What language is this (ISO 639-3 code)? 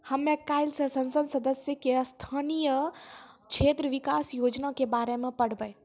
mai